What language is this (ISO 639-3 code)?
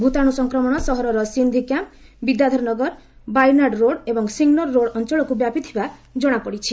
ori